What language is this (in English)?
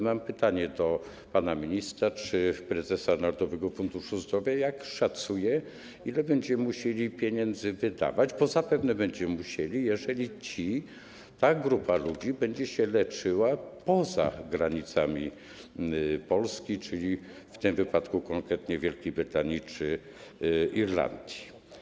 Polish